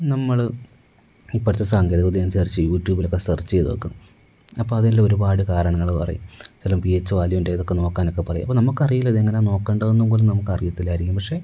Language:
Malayalam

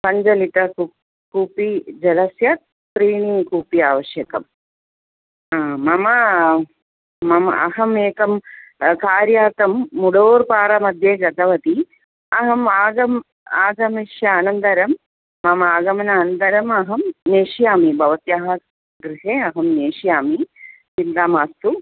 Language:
Sanskrit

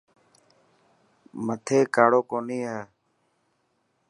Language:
Dhatki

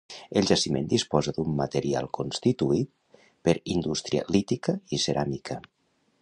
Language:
Catalan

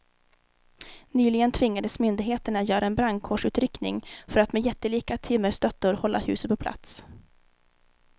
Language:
Swedish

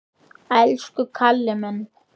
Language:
Icelandic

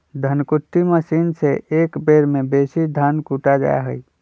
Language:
Magahi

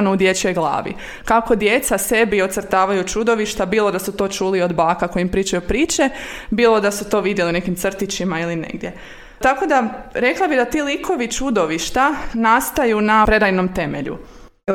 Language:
Croatian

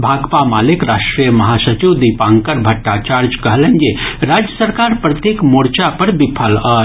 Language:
Maithili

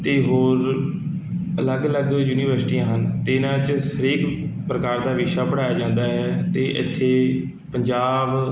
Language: Punjabi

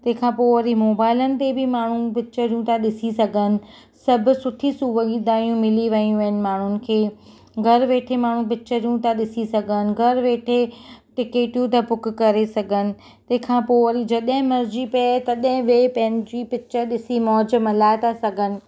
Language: Sindhi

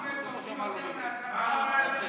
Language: Hebrew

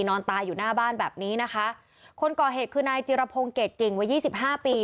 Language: Thai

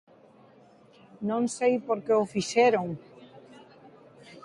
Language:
Galician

